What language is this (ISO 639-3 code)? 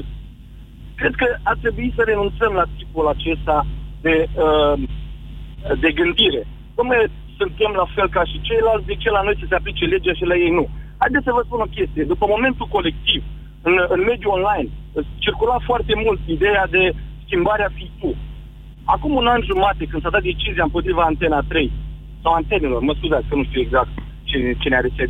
ron